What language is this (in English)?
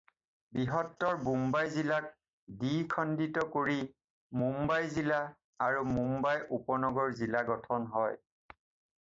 Assamese